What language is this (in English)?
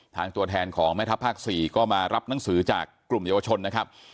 Thai